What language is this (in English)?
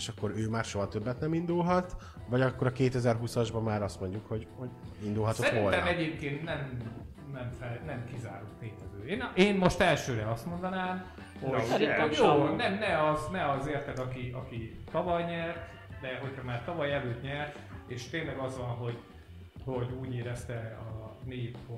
Hungarian